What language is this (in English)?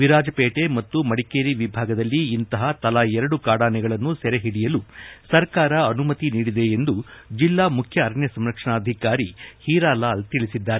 Kannada